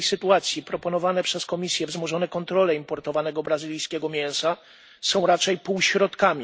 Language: Polish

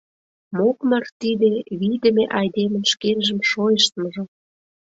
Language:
Mari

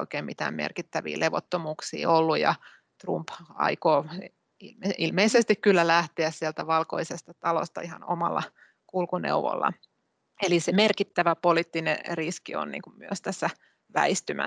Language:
Finnish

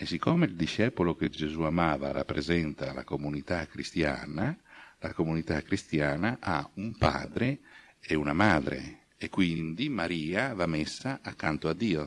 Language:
Italian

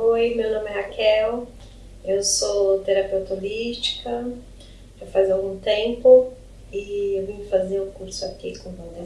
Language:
Portuguese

